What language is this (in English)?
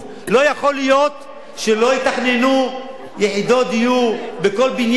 Hebrew